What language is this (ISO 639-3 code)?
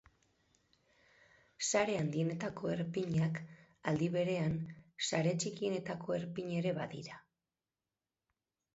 eus